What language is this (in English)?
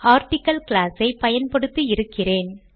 Tamil